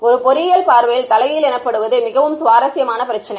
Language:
Tamil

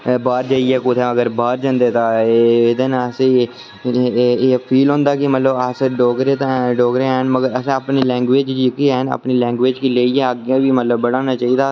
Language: Dogri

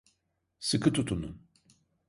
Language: Turkish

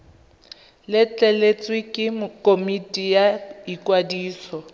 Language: Tswana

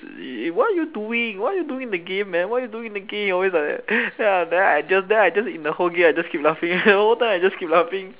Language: English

